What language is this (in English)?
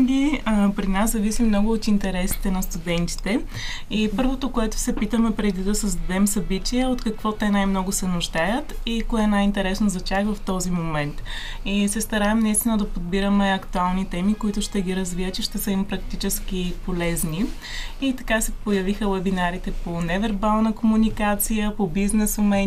Bulgarian